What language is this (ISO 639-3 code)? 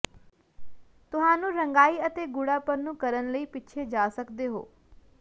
pan